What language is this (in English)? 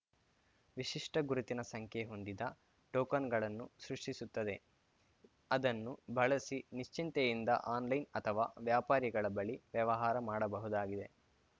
Kannada